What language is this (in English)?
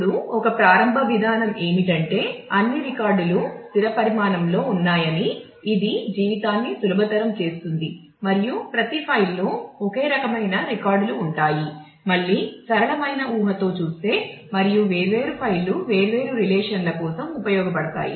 Telugu